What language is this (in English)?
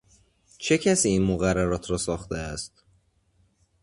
Persian